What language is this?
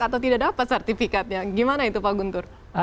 Indonesian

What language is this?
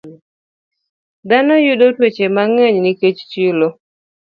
Luo (Kenya and Tanzania)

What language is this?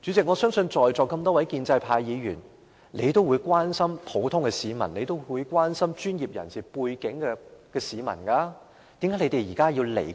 Cantonese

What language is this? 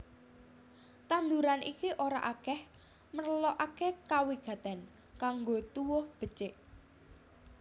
Javanese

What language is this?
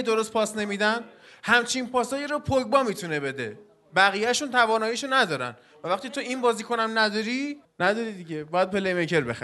Persian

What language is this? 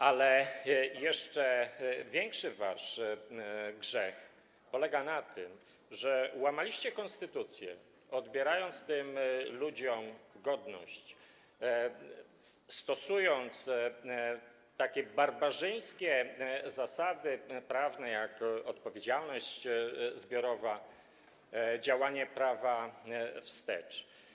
Polish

